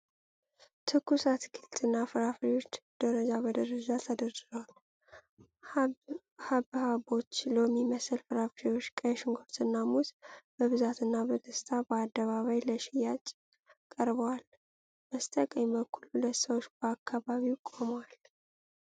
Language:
Amharic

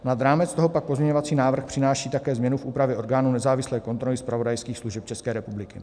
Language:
Czech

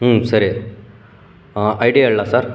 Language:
Kannada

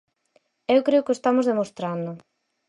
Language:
Galician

